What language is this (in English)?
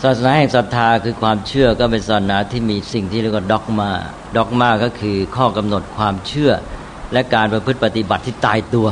Thai